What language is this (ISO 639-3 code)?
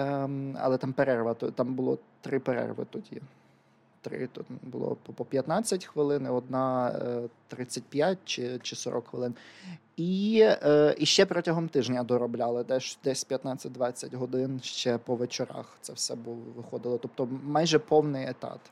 ukr